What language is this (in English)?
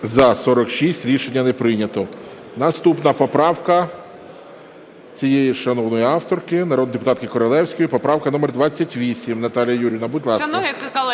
Ukrainian